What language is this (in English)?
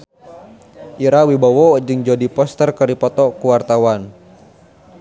Sundanese